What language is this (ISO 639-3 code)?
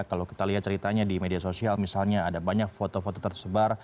ind